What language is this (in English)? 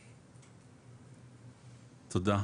Hebrew